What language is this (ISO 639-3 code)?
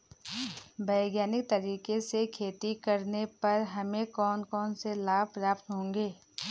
hin